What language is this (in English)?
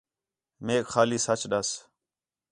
Khetrani